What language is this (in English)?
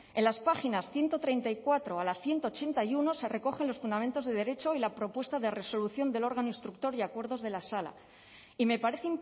Spanish